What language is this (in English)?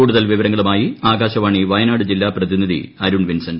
Malayalam